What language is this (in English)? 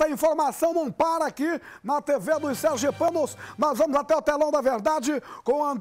Portuguese